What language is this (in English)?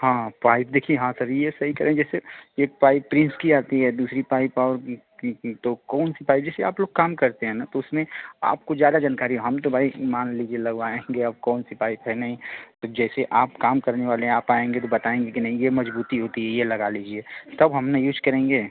Hindi